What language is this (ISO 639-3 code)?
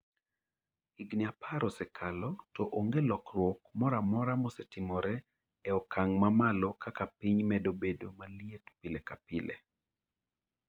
luo